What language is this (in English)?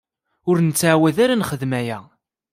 Kabyle